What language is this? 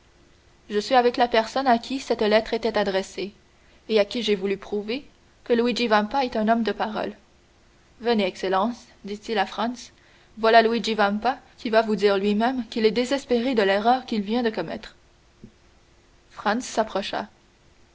French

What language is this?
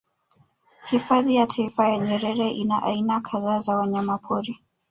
Swahili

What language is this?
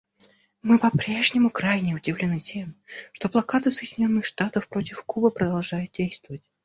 Russian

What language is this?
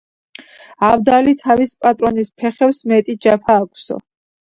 Georgian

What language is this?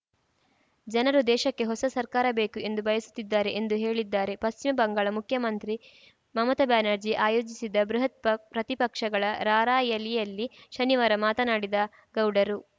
Kannada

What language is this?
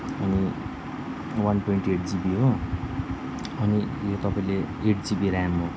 Nepali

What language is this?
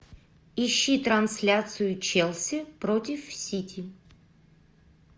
Russian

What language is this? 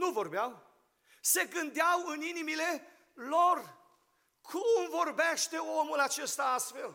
Romanian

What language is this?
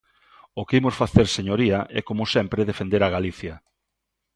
Galician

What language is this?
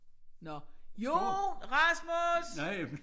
Danish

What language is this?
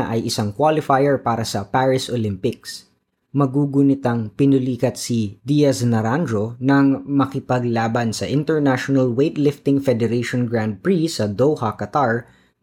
Filipino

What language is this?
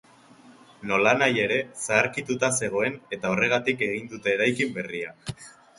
Basque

